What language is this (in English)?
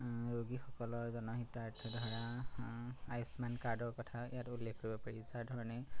Assamese